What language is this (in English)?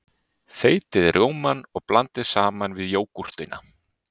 Icelandic